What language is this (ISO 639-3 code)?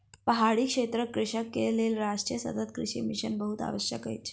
mai